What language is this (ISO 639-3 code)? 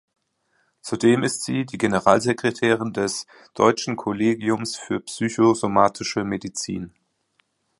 deu